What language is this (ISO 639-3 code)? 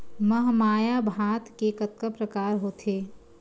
hne